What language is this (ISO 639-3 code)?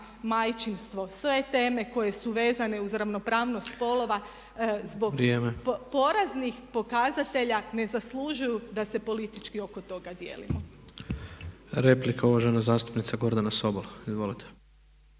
hrv